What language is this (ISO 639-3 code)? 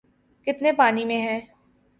urd